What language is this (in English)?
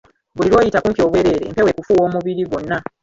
Ganda